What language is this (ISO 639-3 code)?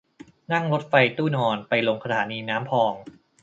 tha